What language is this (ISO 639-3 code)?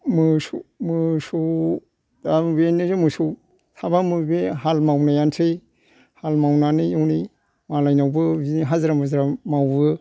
brx